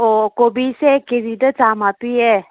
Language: Manipuri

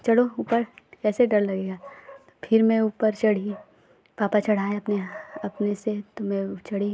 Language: Hindi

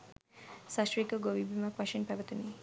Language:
Sinhala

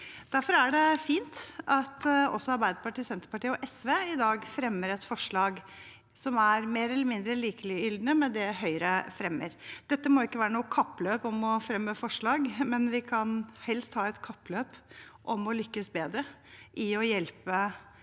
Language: Norwegian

